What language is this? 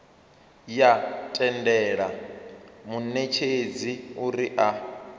Venda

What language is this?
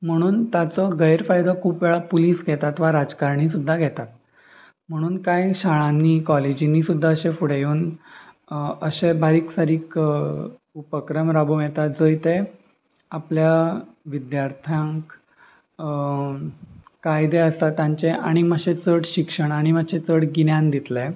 Konkani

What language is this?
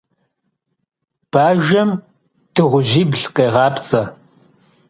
Kabardian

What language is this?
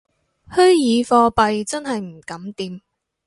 Cantonese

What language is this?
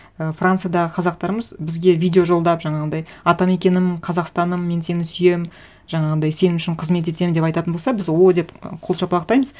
Kazakh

